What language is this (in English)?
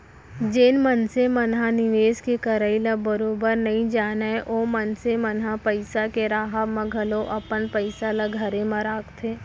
Chhattisgarhi